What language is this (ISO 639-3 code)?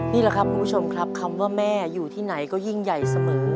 tha